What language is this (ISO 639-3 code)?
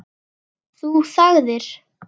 isl